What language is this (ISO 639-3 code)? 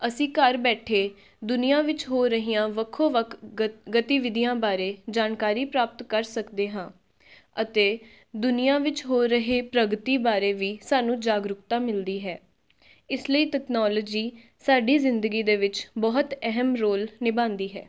pan